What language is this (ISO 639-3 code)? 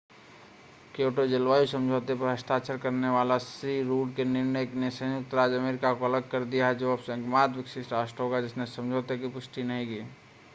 hin